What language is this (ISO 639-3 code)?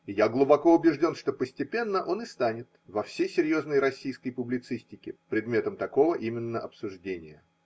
rus